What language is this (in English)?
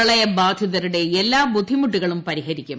Malayalam